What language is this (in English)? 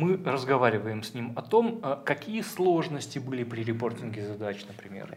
Russian